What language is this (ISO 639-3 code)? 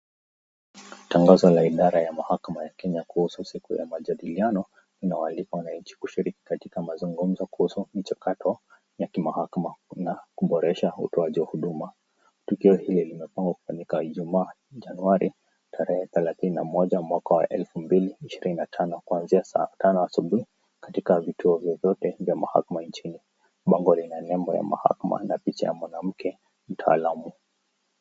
swa